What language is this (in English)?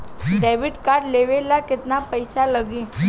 Bhojpuri